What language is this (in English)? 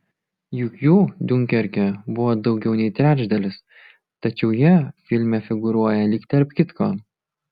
Lithuanian